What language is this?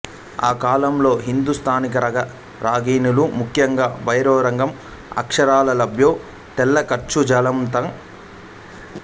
Telugu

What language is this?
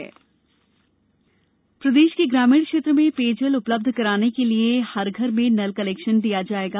Hindi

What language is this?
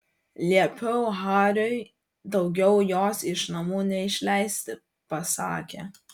Lithuanian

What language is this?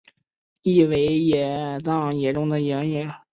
Chinese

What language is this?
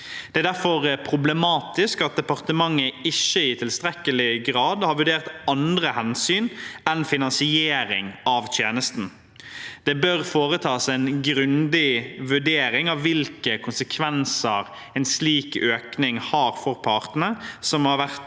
Norwegian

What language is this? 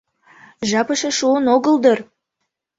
Mari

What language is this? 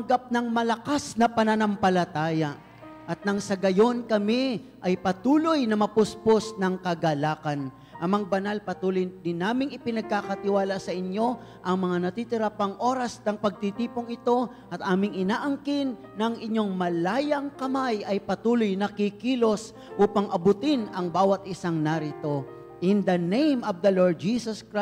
Filipino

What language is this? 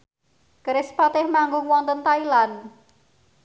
Javanese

